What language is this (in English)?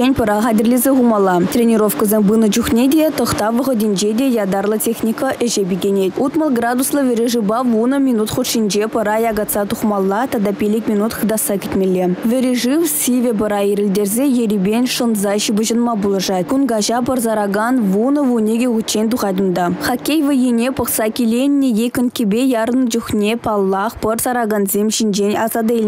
Russian